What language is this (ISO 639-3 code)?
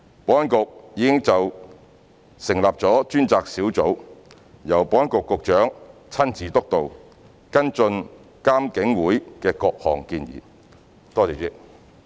yue